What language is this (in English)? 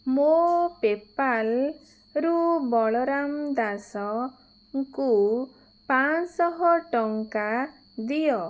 Odia